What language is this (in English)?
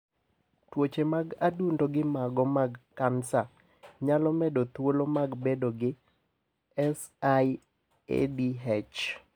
Luo (Kenya and Tanzania)